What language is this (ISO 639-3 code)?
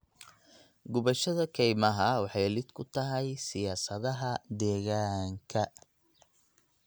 som